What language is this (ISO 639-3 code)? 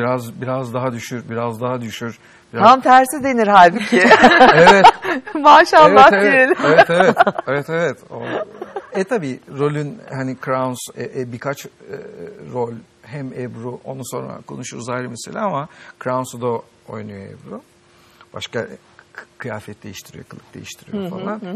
tur